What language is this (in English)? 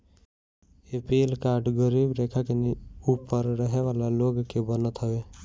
Bhojpuri